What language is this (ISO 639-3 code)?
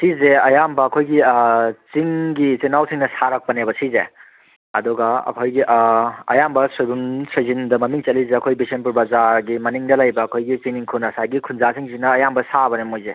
mni